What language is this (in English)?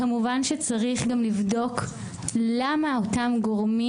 Hebrew